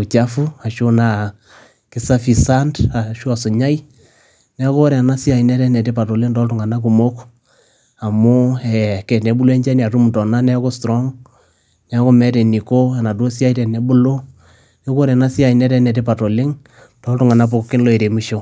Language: Masai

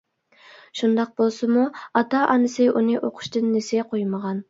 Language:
Uyghur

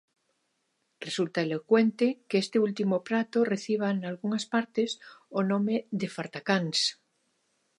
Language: Galician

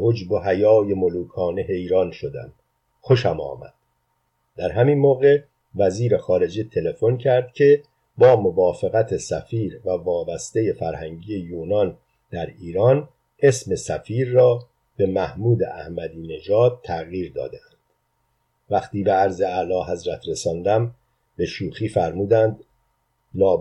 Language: Persian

